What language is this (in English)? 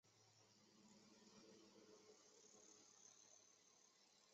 Chinese